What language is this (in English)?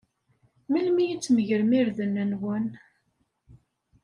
Kabyle